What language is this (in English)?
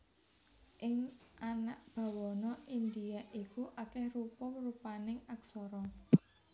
Javanese